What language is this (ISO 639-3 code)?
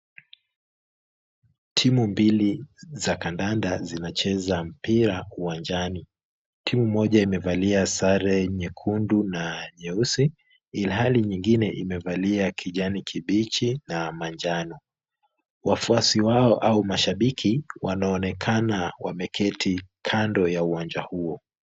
swa